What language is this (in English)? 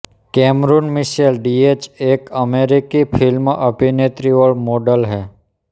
Hindi